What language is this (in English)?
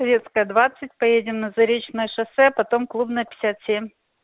Russian